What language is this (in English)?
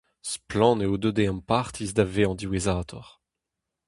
Breton